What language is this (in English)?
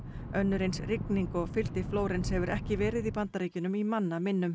Icelandic